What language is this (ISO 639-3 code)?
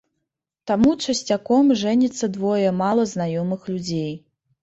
bel